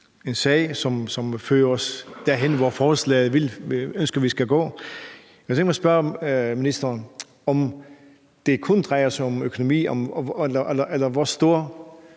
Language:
Danish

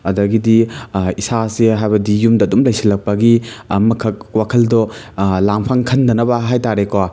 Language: Manipuri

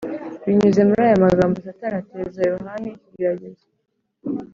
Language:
Kinyarwanda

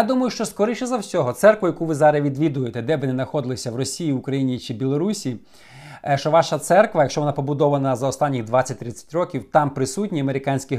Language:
Ukrainian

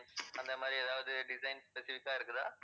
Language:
Tamil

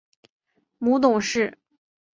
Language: Chinese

